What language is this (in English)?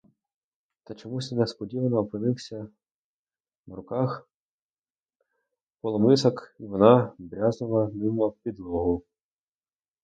Ukrainian